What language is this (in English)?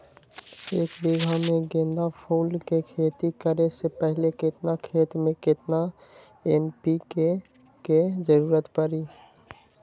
Magahi